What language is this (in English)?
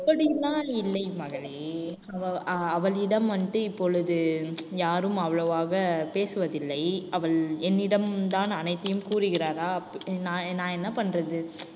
Tamil